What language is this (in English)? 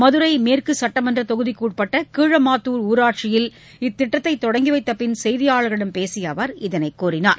Tamil